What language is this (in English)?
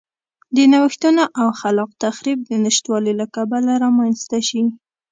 Pashto